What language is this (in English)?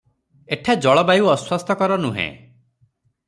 Odia